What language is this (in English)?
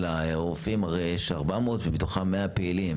Hebrew